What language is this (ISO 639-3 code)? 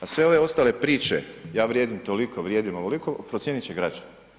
hrv